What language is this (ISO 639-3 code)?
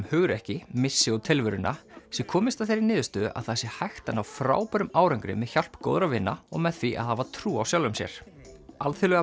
isl